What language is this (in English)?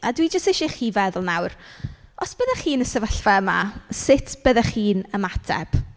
Welsh